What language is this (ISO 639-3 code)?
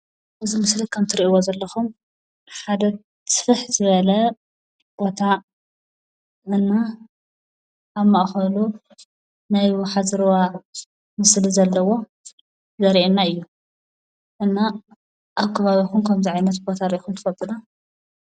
tir